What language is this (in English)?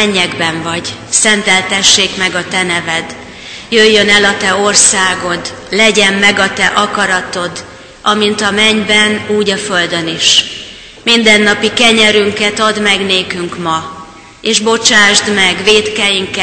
Hungarian